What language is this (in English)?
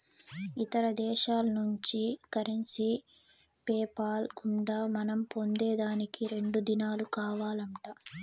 Telugu